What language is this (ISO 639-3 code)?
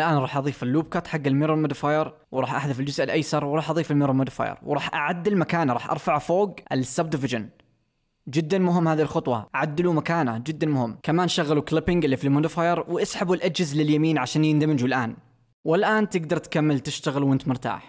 ara